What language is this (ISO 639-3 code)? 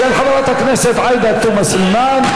heb